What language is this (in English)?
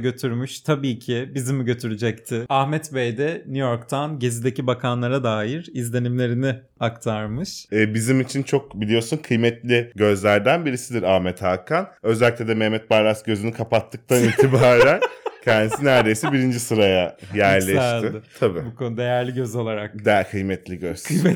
Turkish